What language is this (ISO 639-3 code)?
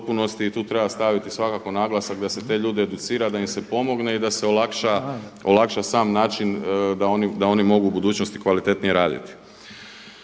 hrv